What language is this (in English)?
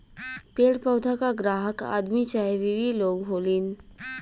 Bhojpuri